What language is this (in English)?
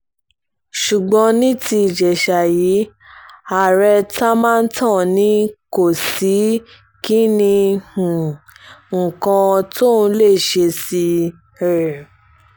Yoruba